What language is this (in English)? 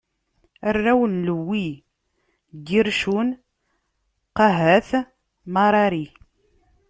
Kabyle